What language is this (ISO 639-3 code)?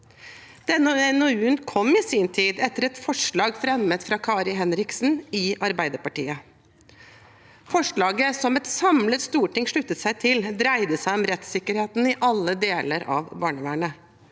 nor